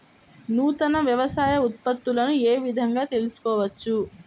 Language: Telugu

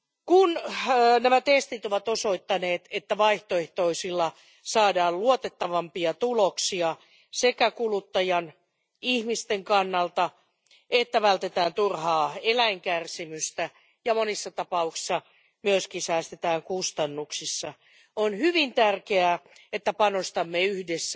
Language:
Finnish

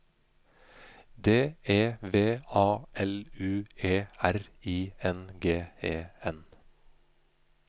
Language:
Norwegian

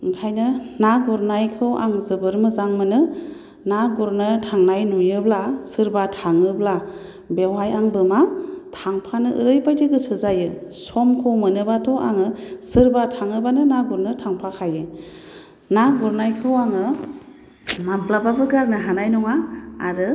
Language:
Bodo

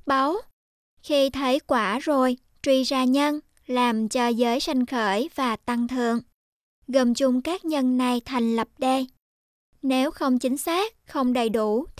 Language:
Vietnamese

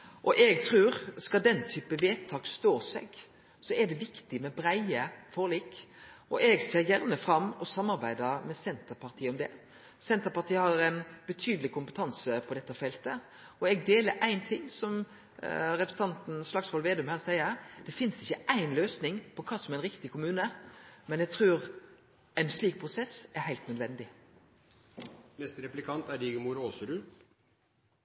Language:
Norwegian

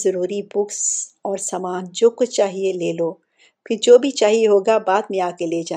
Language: Urdu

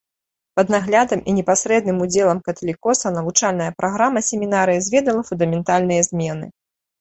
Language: Belarusian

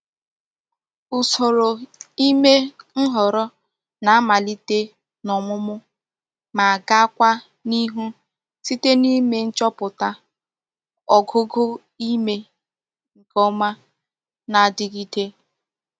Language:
Igbo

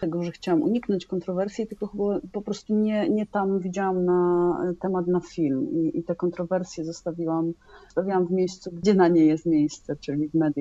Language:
Polish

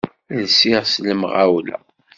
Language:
Kabyle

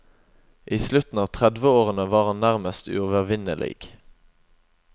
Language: Norwegian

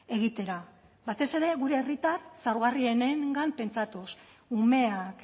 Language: Basque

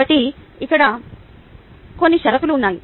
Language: Telugu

